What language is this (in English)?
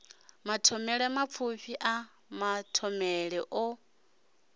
Venda